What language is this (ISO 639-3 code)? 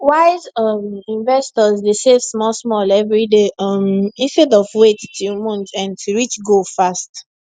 pcm